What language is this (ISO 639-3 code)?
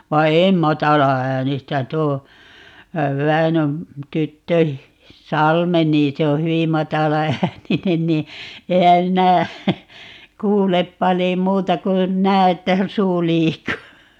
fin